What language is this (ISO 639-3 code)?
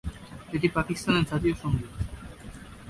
ben